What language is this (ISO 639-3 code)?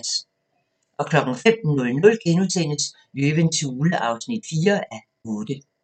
dan